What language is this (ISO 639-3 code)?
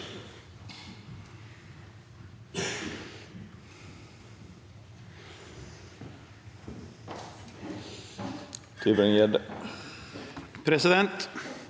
nor